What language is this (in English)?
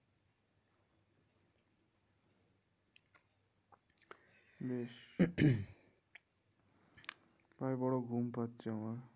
Bangla